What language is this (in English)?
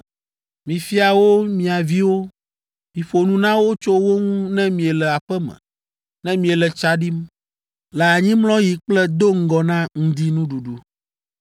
Ewe